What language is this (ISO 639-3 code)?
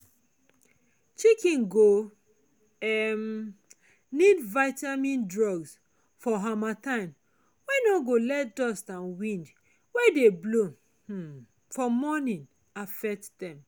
pcm